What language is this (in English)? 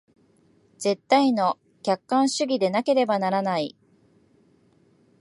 Japanese